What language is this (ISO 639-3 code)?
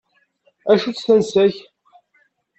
kab